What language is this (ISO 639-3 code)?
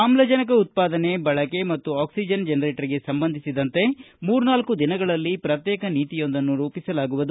kan